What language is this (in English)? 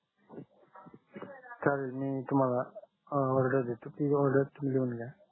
Marathi